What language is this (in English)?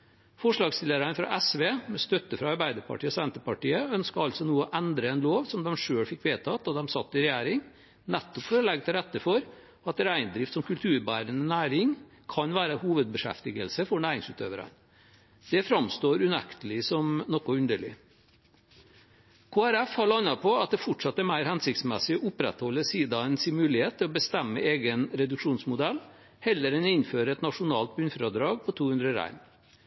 Norwegian Bokmål